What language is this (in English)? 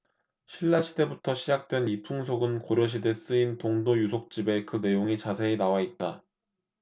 Korean